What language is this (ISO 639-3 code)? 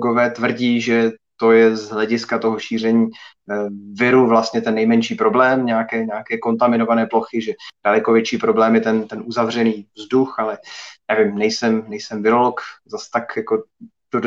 ces